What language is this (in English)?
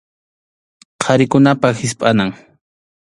Arequipa-La Unión Quechua